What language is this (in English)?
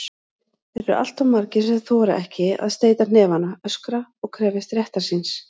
Icelandic